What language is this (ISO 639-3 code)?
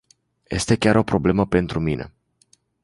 ron